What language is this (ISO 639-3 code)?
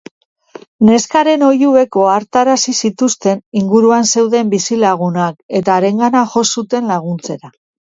eus